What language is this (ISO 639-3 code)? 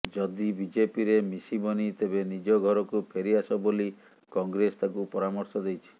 ori